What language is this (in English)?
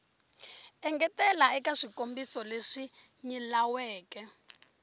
Tsonga